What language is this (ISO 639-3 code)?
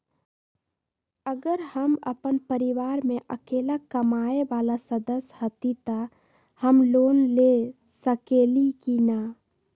mag